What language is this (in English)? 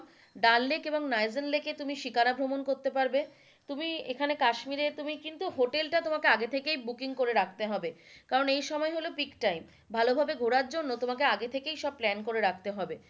Bangla